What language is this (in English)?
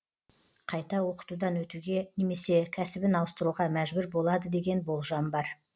Kazakh